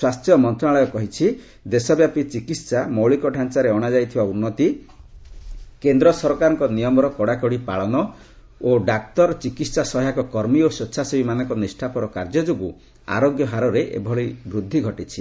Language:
Odia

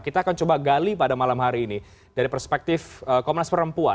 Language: Indonesian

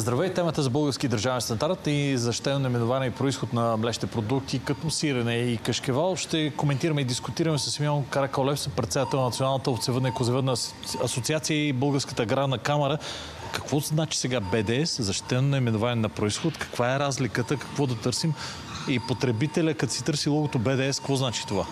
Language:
Bulgarian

